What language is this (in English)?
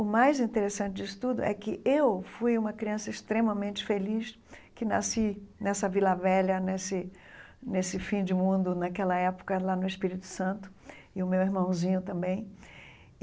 Portuguese